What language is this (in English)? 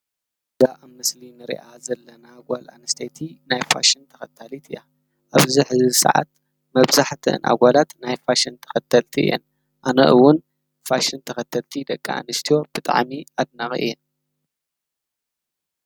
Tigrinya